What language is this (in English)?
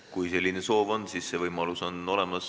Estonian